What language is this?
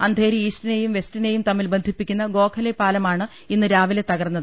Malayalam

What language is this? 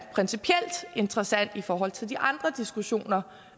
Danish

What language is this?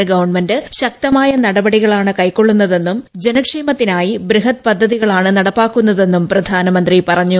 Malayalam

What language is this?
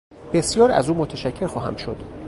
Persian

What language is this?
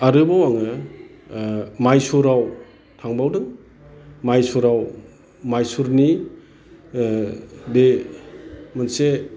Bodo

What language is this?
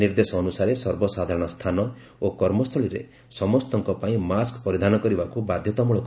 Odia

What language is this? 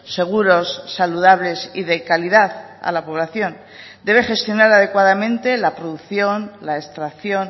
Spanish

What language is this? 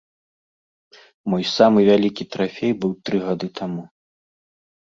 Belarusian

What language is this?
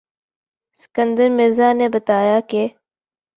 Urdu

